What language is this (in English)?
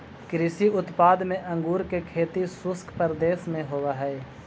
Magahi